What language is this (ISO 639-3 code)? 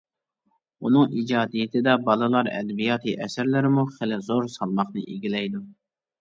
uig